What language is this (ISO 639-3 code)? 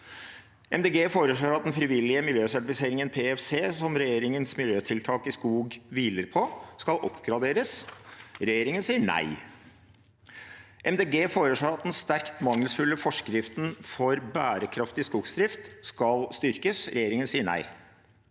nor